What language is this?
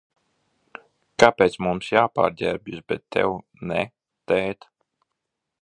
Latvian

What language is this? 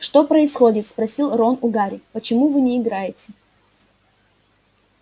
Russian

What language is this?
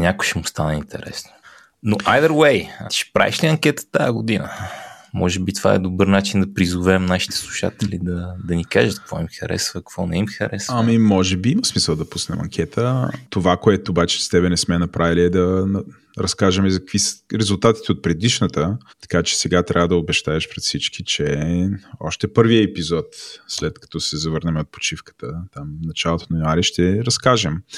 Bulgarian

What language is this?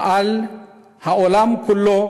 Hebrew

